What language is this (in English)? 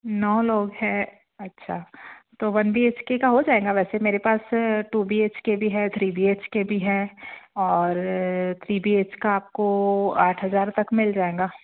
Hindi